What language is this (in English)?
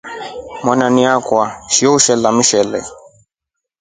Rombo